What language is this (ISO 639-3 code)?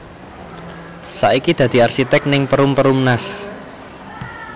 jav